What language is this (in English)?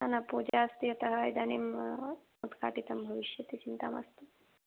Sanskrit